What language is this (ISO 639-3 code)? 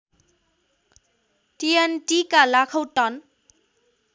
nep